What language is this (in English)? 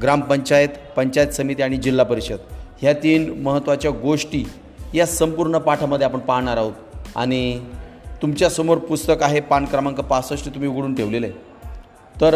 Marathi